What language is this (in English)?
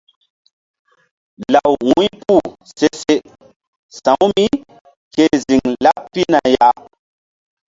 Mbum